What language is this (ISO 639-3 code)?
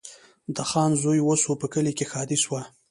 pus